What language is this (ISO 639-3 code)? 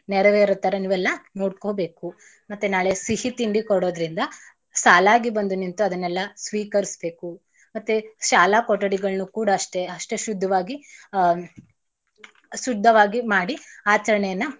kan